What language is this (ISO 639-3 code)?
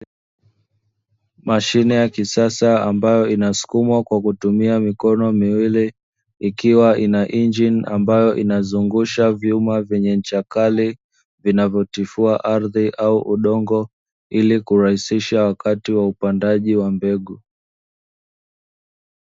swa